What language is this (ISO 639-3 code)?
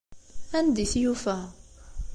kab